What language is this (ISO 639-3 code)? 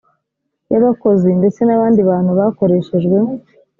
kin